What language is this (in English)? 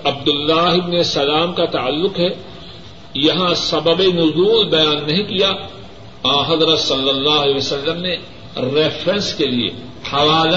Urdu